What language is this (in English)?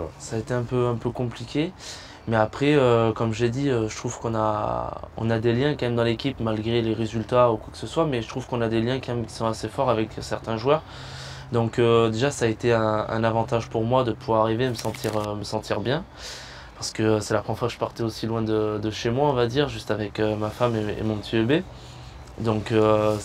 French